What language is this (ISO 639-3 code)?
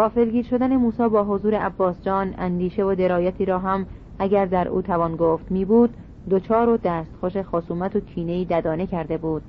fas